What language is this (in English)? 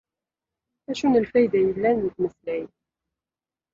Kabyle